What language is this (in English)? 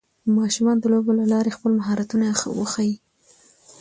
Pashto